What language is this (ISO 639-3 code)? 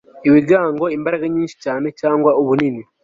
kin